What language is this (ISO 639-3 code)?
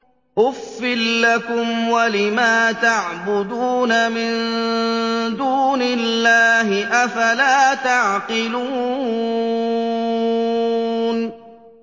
ara